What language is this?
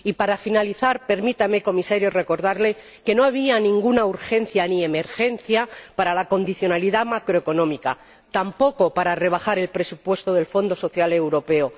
Spanish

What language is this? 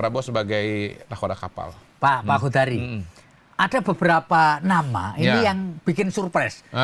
Indonesian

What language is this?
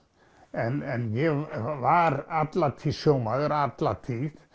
Icelandic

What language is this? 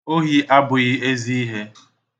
Igbo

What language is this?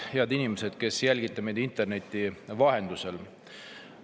Estonian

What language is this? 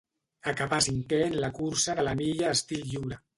Catalan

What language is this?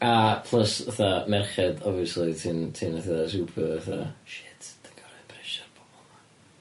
Welsh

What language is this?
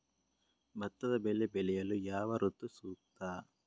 Kannada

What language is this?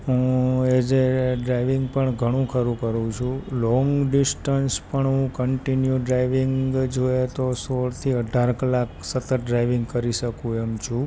Gujarati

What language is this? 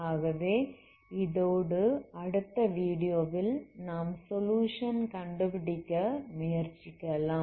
Tamil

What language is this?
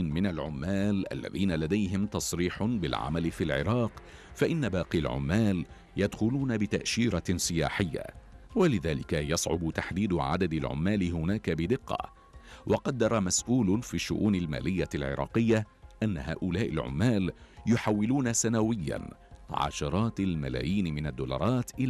Arabic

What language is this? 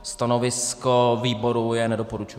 Czech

